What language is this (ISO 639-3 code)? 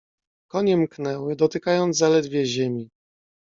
pol